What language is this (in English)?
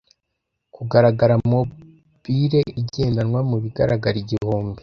Kinyarwanda